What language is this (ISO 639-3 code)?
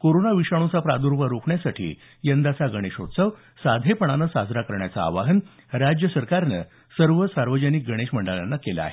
mar